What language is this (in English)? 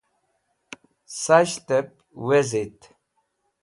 Wakhi